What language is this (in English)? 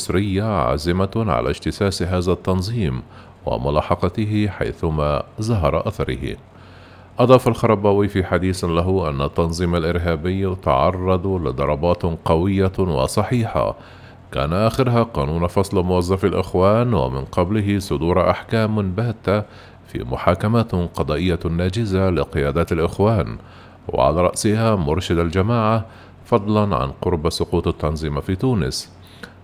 Arabic